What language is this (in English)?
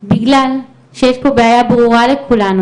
Hebrew